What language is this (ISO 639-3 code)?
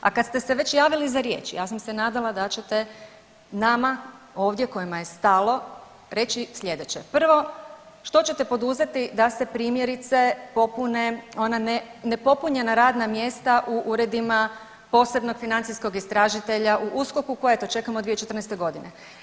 hrv